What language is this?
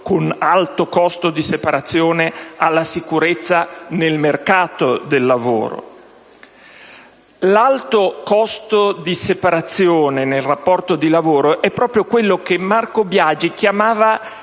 Italian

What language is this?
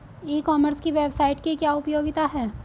Hindi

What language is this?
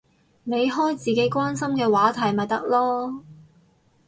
Cantonese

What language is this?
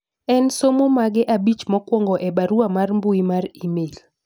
Luo (Kenya and Tanzania)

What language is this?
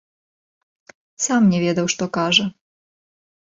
Belarusian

